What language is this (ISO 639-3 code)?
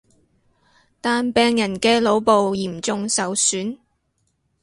yue